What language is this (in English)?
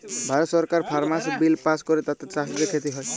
Bangla